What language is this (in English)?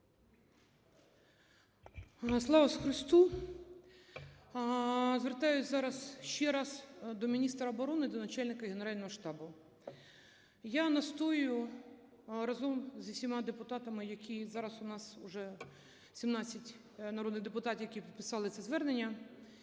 Ukrainian